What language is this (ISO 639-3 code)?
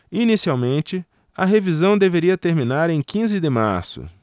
por